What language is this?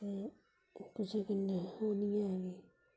Dogri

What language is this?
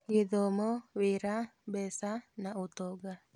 Kikuyu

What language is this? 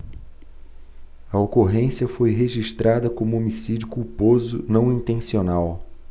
Portuguese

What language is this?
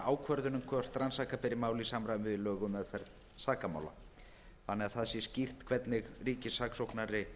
Icelandic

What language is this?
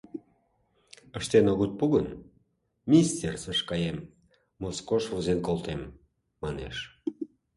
Mari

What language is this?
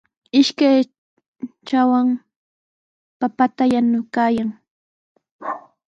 Sihuas Ancash Quechua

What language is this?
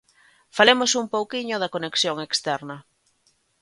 Galician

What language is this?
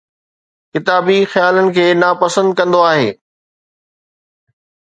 Sindhi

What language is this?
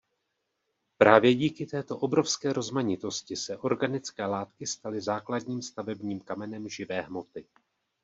Czech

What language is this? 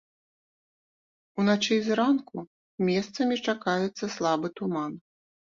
Belarusian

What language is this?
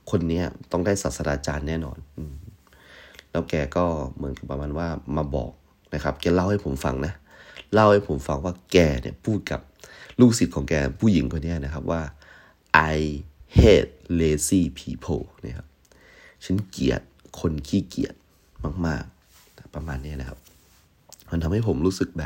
Thai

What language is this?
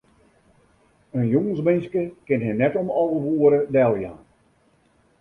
Western Frisian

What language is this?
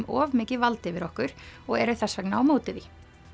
Icelandic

